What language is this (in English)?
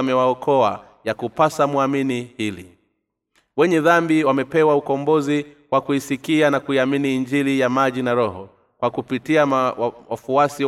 Swahili